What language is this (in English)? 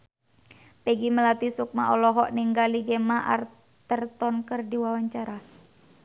Sundanese